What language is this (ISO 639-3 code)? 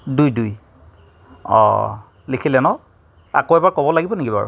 asm